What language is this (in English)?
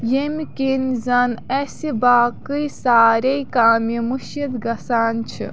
Kashmiri